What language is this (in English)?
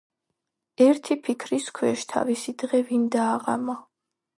Georgian